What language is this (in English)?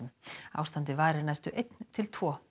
Icelandic